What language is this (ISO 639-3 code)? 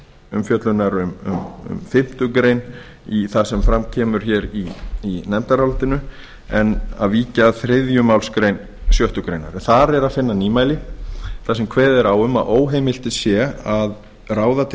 isl